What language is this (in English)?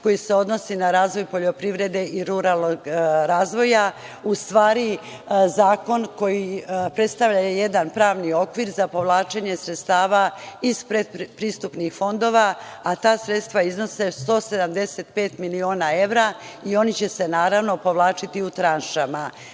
Serbian